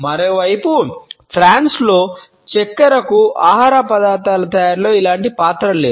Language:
Telugu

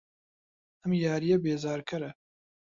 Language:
Central Kurdish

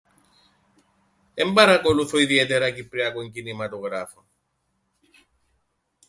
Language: Greek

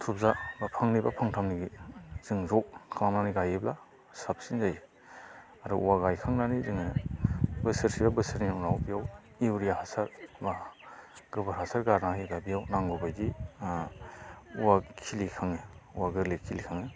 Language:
Bodo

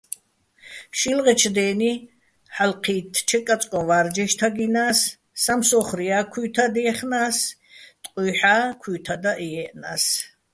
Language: Bats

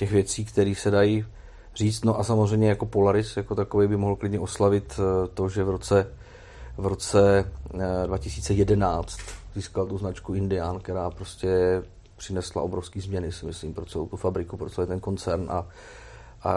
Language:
Czech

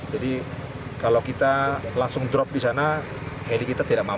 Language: Indonesian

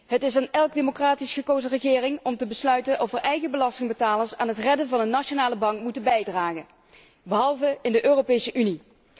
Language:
Dutch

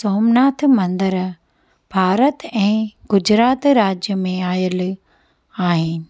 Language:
Sindhi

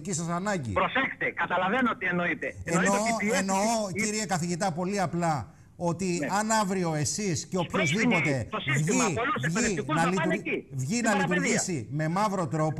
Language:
Greek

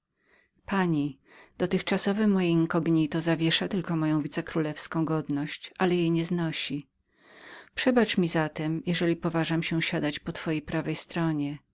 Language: Polish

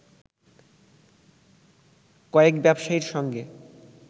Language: Bangla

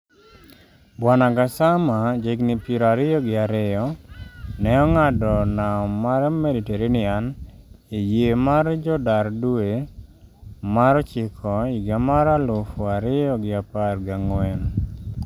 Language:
Luo (Kenya and Tanzania)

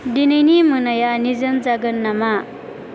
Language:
Bodo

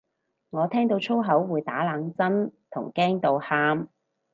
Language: Cantonese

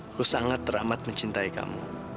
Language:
Indonesian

